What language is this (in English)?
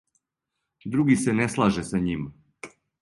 Serbian